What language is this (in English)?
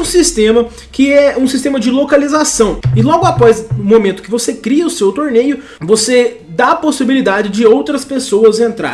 Portuguese